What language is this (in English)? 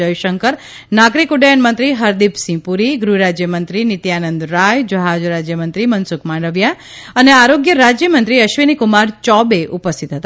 Gujarati